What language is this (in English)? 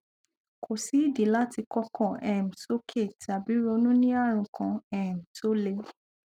Yoruba